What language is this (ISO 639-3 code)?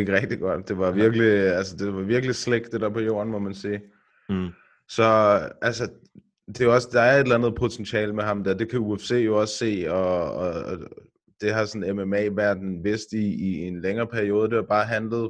dan